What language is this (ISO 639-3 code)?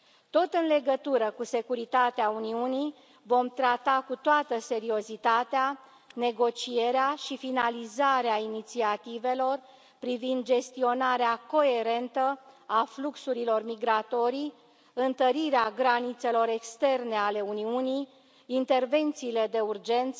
ron